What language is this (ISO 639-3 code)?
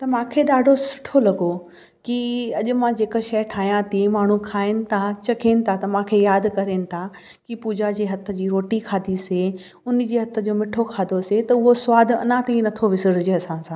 snd